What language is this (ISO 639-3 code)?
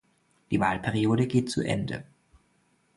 deu